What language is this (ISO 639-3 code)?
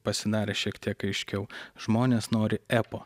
lit